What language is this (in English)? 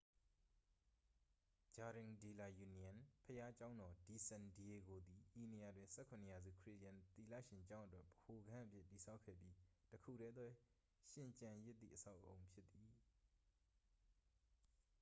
Burmese